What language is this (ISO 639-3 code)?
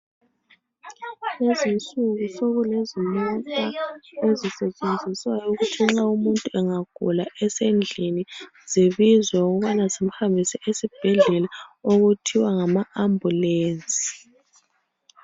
nde